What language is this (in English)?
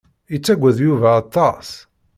Kabyle